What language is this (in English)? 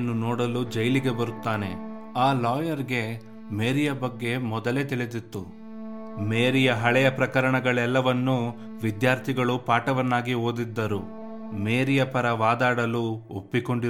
Kannada